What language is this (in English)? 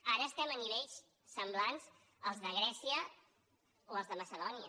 Catalan